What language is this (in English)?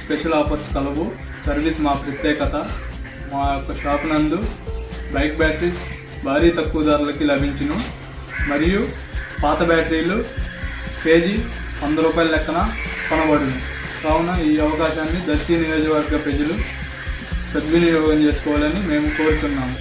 Telugu